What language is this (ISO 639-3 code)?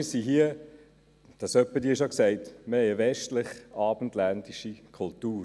gsw